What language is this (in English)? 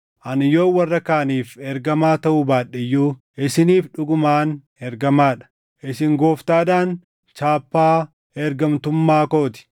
Oromo